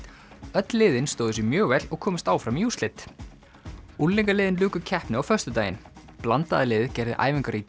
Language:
Icelandic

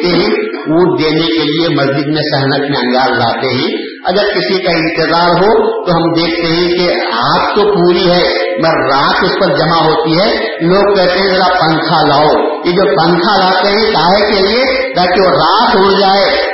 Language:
Urdu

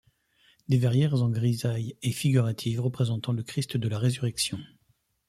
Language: French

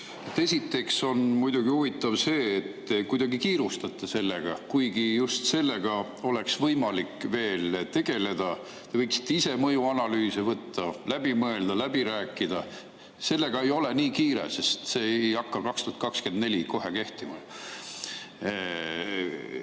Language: Estonian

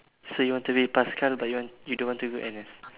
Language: English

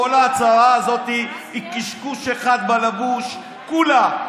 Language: Hebrew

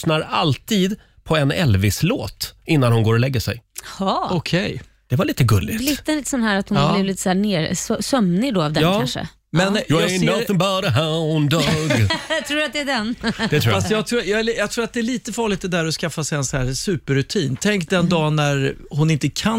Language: Swedish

